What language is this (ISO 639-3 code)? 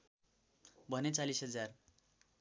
nep